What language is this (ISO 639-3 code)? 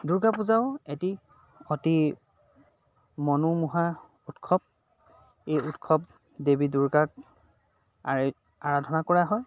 asm